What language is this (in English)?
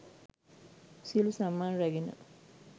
Sinhala